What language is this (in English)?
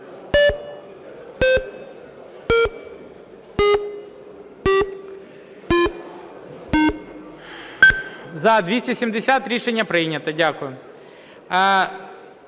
Ukrainian